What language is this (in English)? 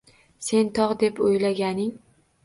Uzbek